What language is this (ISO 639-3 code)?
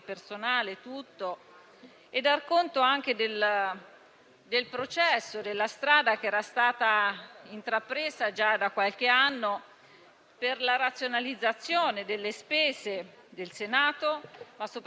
ita